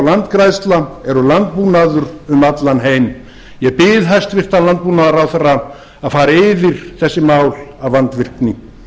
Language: Icelandic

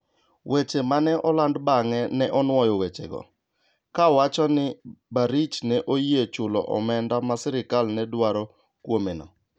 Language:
Luo (Kenya and Tanzania)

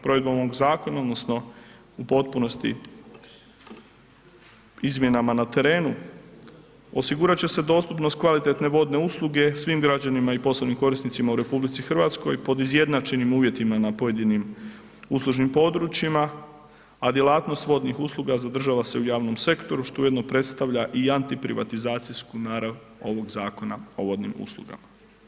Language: Croatian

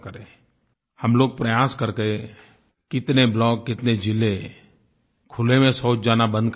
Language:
Hindi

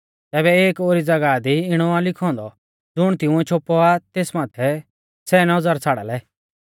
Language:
Mahasu Pahari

